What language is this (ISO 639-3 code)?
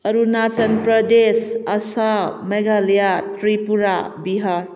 mni